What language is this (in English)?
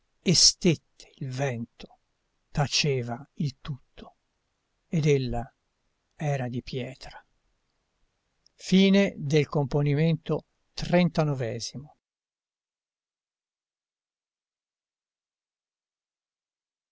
Italian